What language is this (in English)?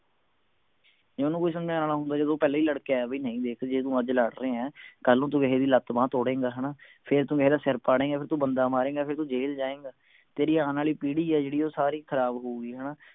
Punjabi